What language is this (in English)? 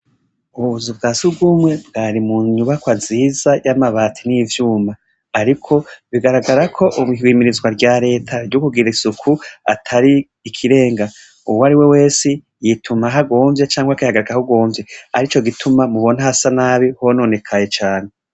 Rundi